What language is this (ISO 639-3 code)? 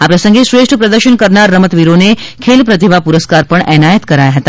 guj